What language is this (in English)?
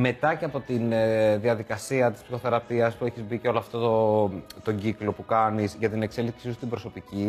Greek